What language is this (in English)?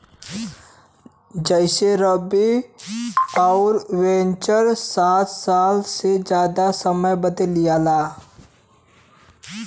Bhojpuri